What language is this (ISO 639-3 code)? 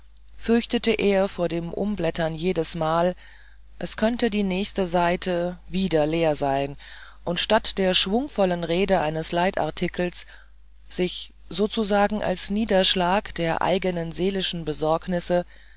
deu